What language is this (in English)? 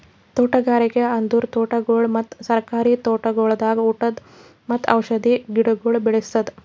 Kannada